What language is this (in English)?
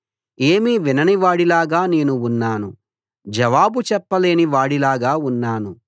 Telugu